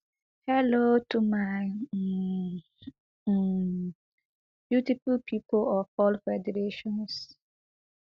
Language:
Nigerian Pidgin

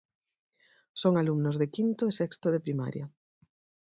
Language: Galician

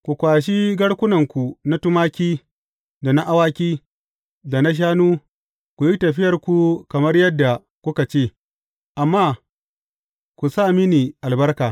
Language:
Hausa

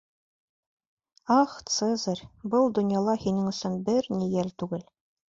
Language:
Bashkir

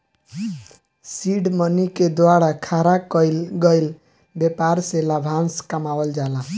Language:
Bhojpuri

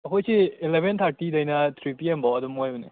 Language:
Manipuri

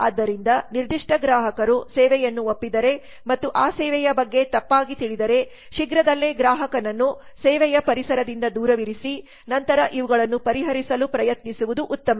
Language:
Kannada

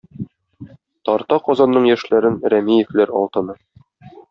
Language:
Tatar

